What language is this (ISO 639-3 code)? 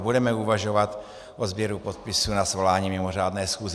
ces